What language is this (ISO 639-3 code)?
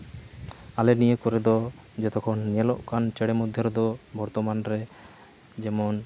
sat